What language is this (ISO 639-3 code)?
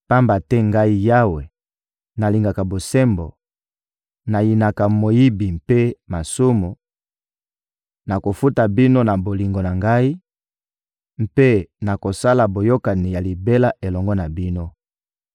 lin